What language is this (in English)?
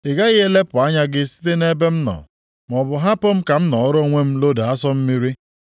Igbo